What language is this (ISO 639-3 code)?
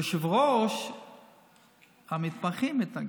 heb